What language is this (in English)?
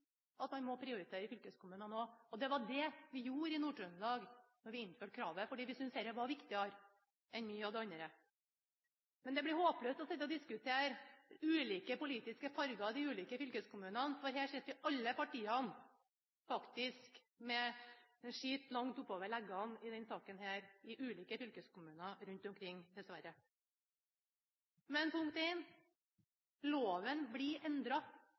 Norwegian Bokmål